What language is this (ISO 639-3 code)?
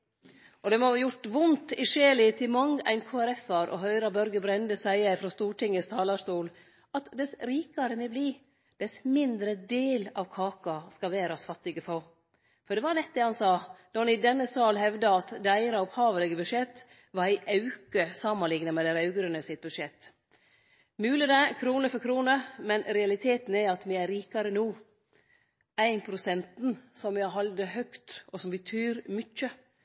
nno